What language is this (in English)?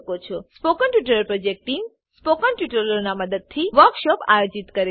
Gujarati